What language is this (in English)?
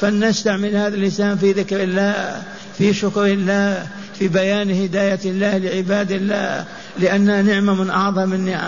Arabic